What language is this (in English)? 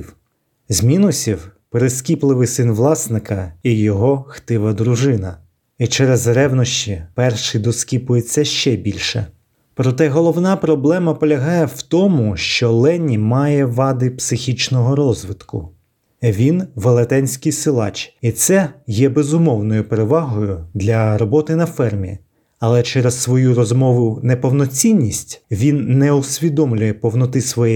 Ukrainian